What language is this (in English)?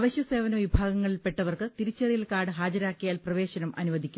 Malayalam